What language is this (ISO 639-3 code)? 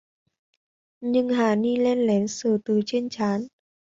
vie